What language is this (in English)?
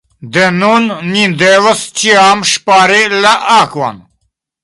Esperanto